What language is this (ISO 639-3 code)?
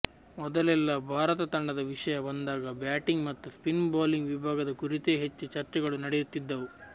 kan